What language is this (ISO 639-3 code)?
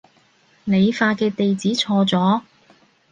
yue